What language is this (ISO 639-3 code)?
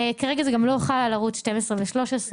heb